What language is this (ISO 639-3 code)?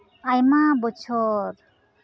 sat